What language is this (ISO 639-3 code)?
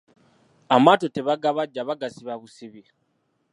lug